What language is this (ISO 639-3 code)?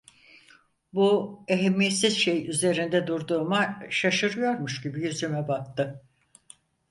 tur